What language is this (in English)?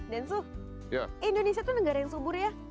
Indonesian